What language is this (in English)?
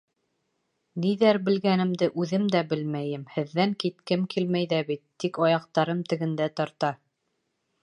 Bashkir